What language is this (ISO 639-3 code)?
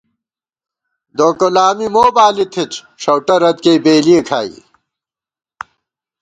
gwt